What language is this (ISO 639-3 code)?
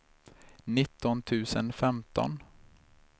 swe